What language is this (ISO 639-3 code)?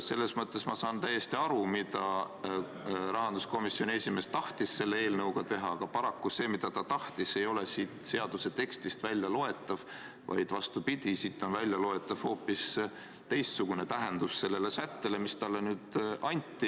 est